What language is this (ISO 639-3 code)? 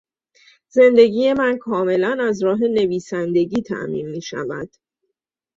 fas